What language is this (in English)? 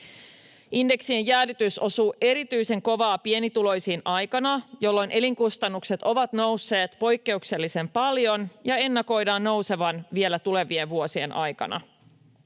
Finnish